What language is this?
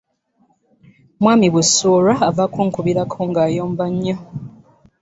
Ganda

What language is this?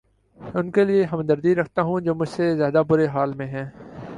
Urdu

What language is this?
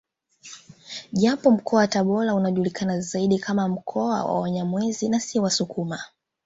Swahili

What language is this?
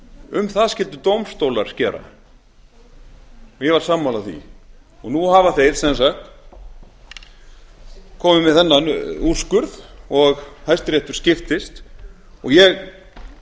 Icelandic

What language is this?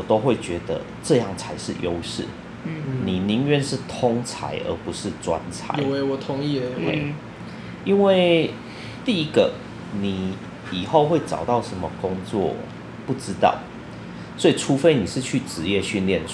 Chinese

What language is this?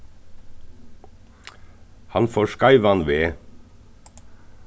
Faroese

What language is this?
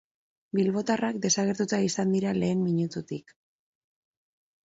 Basque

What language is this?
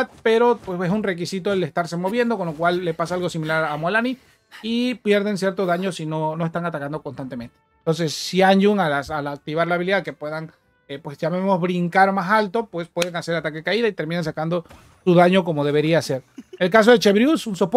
Spanish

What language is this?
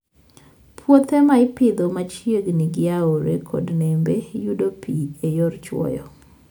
Luo (Kenya and Tanzania)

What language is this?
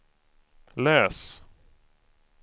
Swedish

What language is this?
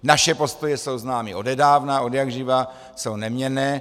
Czech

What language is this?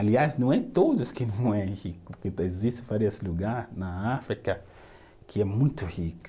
Portuguese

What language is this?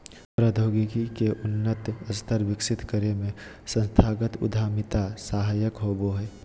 Magahi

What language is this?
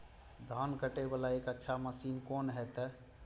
Maithili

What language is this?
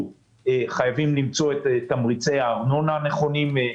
Hebrew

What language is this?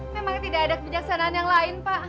Indonesian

